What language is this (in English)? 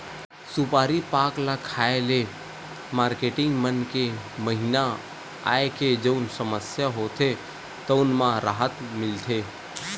Chhattisgarhi